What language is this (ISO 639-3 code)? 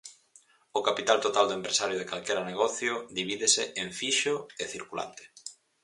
glg